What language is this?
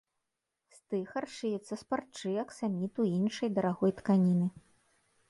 Belarusian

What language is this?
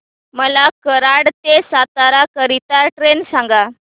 Marathi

